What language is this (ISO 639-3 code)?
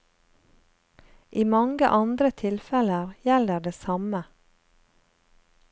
nor